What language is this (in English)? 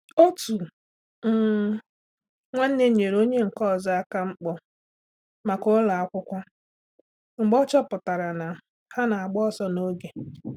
Igbo